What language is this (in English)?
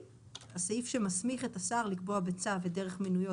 Hebrew